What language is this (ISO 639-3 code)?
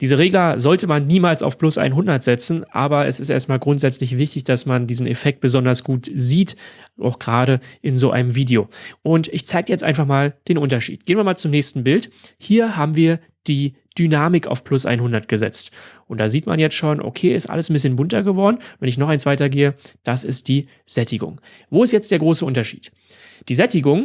deu